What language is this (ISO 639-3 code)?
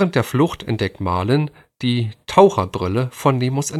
deu